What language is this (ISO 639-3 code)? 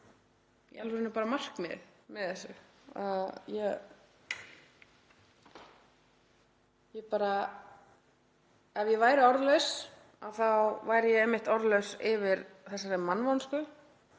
isl